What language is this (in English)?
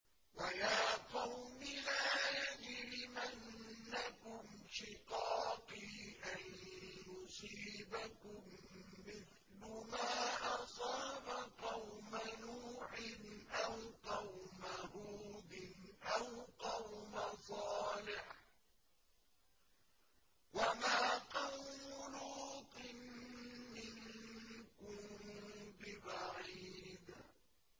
Arabic